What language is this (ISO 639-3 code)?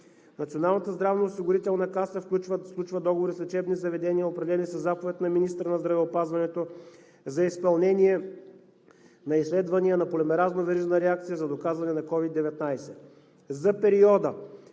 bul